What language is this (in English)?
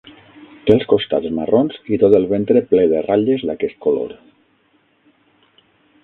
Catalan